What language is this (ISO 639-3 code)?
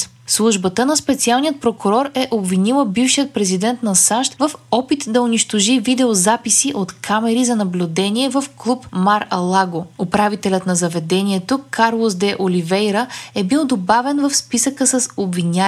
bul